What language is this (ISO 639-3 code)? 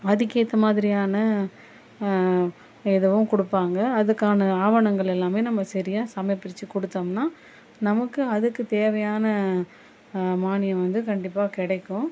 tam